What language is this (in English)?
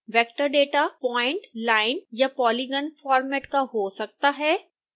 Hindi